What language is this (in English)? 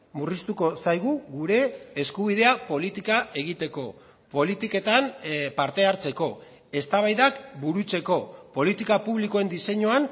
Basque